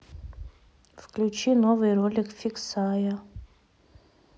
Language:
Russian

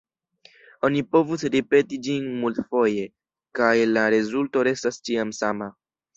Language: Esperanto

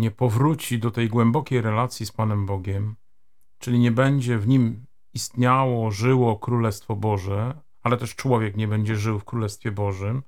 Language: Polish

